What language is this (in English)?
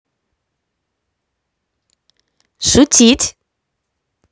Russian